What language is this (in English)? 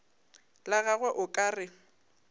Northern Sotho